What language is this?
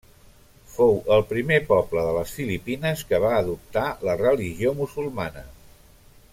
Catalan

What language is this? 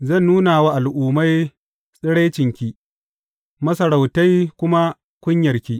Hausa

